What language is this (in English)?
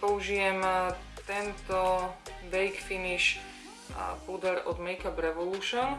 English